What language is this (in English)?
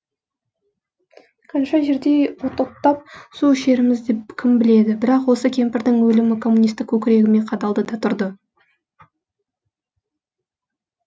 Kazakh